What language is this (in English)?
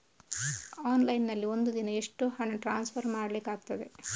Kannada